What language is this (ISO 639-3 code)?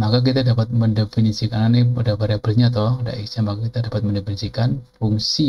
ind